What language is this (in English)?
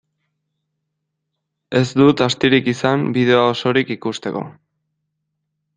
Basque